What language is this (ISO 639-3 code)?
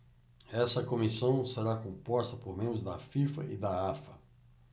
por